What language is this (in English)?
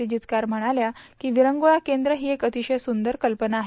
Marathi